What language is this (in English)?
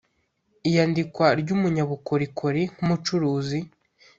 Kinyarwanda